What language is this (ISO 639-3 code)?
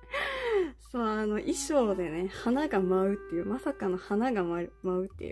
jpn